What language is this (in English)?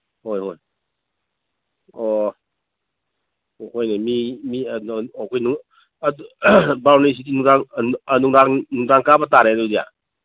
Manipuri